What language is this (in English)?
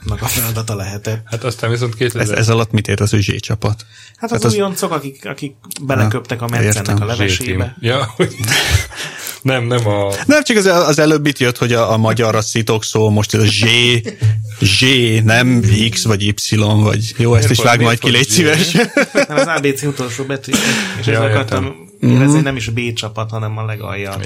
Hungarian